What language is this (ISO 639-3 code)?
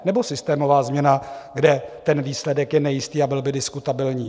ces